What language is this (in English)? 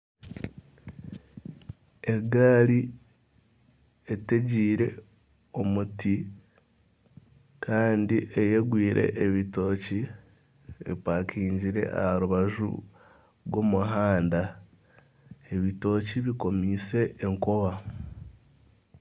Nyankole